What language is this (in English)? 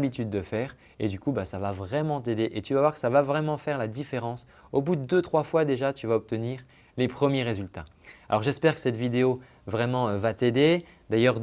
French